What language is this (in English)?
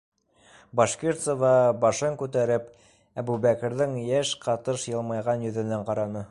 Bashkir